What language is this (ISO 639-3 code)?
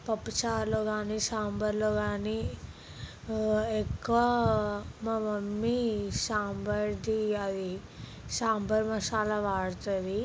tel